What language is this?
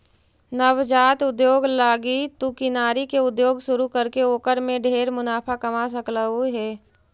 Magahi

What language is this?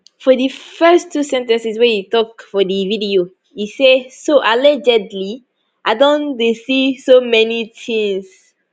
Nigerian Pidgin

